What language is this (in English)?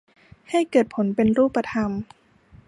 Thai